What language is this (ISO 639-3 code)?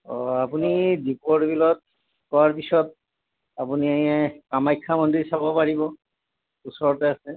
asm